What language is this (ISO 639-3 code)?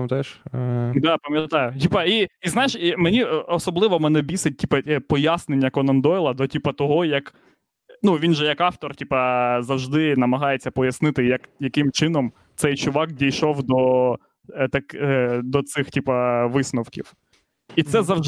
ukr